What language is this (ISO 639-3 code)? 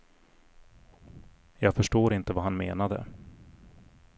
swe